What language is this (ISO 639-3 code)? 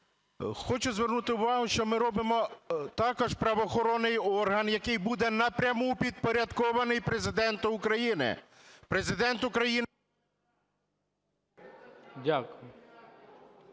ukr